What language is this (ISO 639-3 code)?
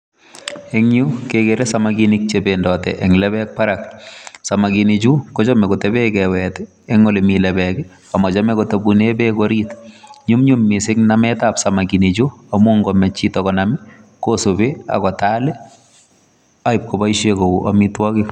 kln